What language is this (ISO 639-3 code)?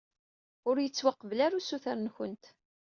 kab